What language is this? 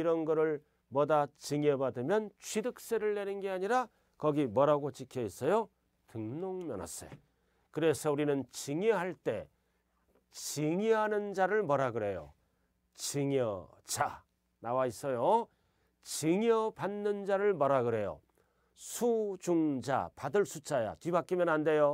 Korean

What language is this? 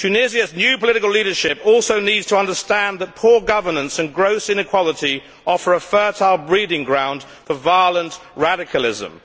English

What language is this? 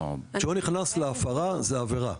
Hebrew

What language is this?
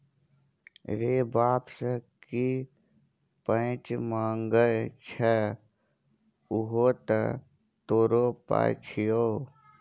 Maithili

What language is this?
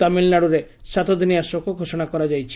Odia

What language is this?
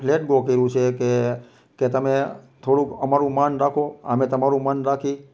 Gujarati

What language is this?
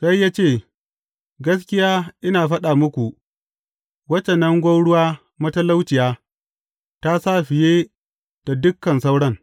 Hausa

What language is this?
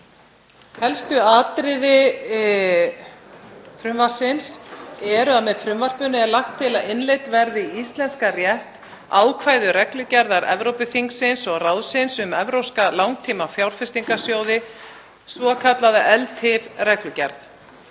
Icelandic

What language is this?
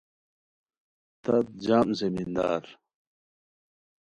Khowar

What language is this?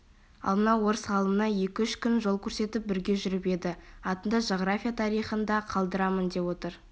Kazakh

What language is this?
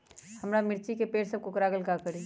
Magahi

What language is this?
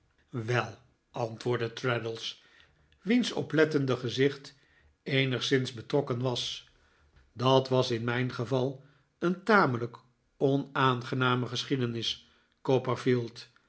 Dutch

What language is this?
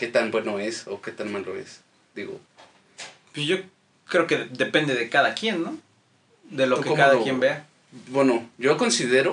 Spanish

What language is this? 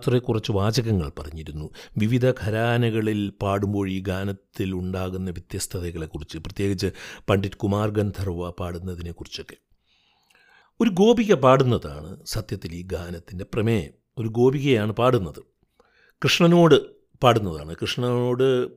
Malayalam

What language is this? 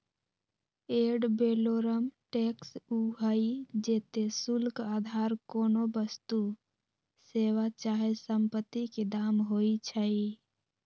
Magahi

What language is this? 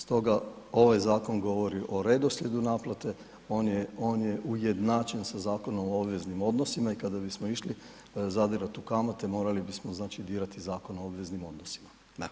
Croatian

